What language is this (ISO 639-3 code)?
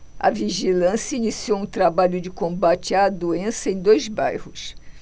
por